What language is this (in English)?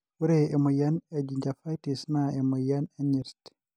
Masai